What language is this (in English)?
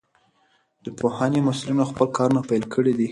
Pashto